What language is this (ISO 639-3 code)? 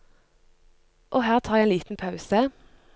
nor